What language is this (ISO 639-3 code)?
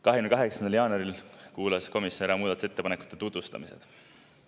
est